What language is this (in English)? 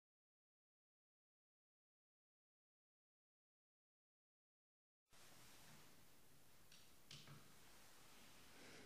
Italian